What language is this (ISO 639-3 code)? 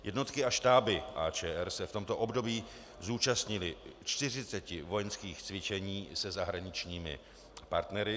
ces